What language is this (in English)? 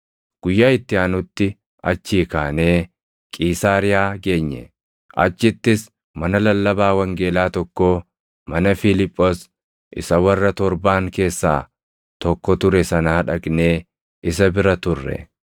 Oromo